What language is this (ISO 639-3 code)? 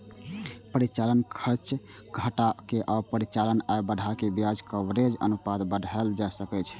mai